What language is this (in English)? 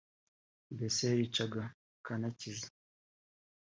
Kinyarwanda